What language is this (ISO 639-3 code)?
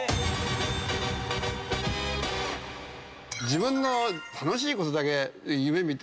jpn